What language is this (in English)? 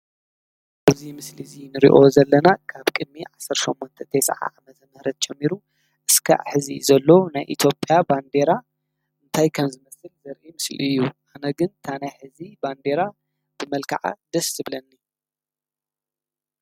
Tigrinya